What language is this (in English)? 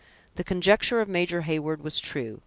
English